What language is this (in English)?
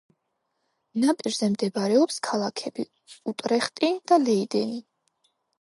Georgian